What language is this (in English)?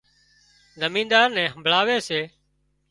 Wadiyara Koli